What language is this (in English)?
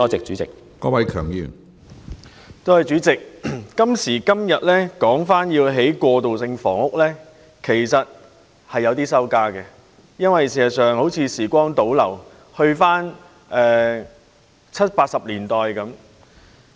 Cantonese